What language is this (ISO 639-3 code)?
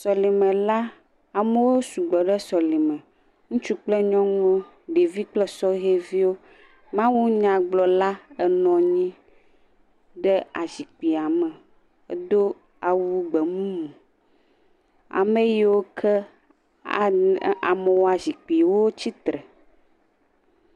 ewe